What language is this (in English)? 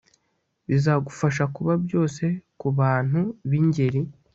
Kinyarwanda